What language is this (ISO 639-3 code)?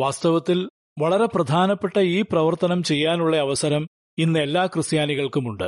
mal